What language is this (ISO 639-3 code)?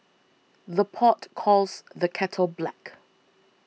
eng